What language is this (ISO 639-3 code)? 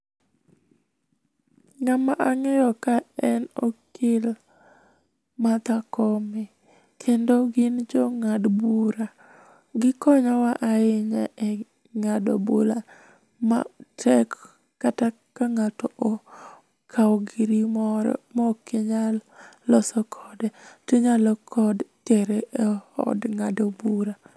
luo